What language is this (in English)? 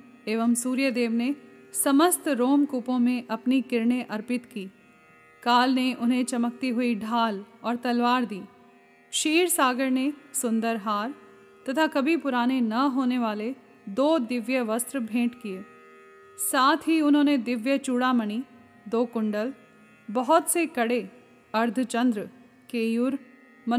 Hindi